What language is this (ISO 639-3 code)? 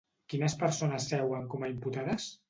cat